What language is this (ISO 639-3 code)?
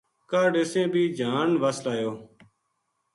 gju